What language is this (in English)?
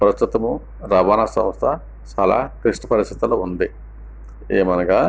Telugu